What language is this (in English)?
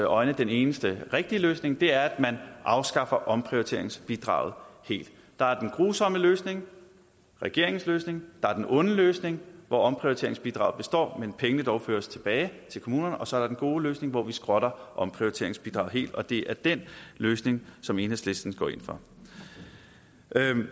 Danish